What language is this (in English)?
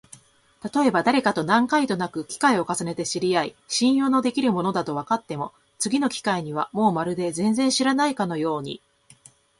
Japanese